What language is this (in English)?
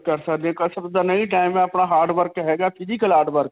Punjabi